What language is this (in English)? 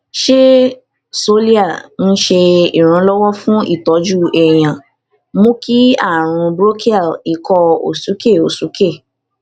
Yoruba